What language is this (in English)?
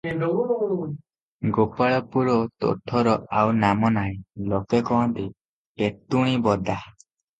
Odia